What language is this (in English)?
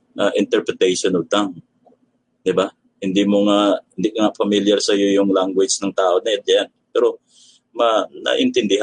Filipino